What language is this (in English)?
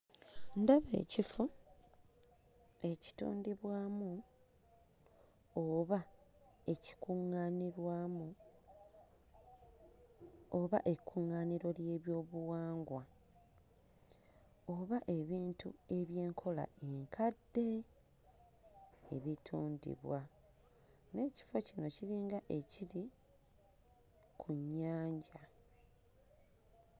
Ganda